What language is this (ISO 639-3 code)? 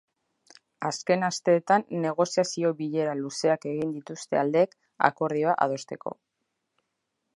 eus